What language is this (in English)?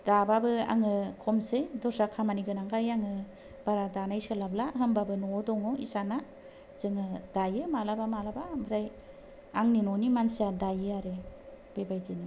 Bodo